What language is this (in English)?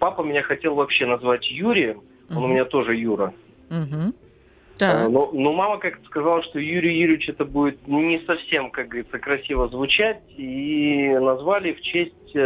Russian